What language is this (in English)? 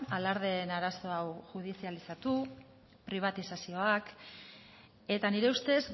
Basque